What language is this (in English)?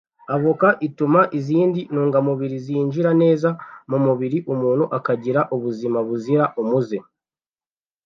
Kinyarwanda